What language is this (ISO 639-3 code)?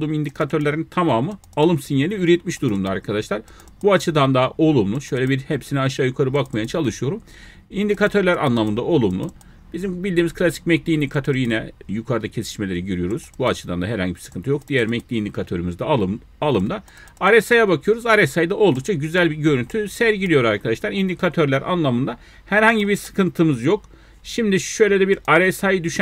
tur